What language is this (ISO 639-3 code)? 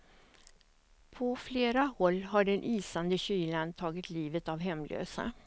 swe